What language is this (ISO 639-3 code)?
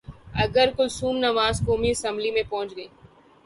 urd